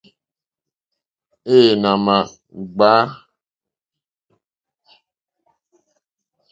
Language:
Mokpwe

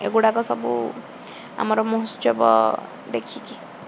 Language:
Odia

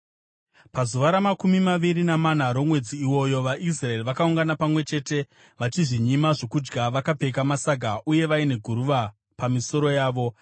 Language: Shona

